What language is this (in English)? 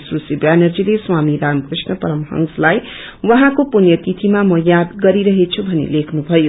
Nepali